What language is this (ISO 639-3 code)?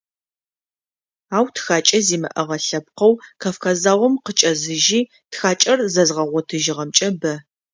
ady